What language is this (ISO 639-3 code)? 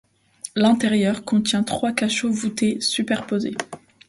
fra